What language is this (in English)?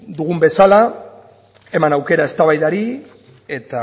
Basque